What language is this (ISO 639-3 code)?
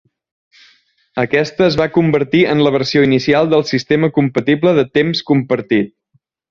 cat